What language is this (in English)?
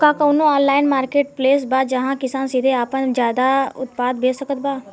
Bhojpuri